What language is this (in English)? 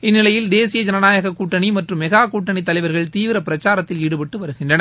Tamil